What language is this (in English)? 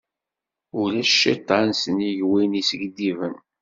Kabyle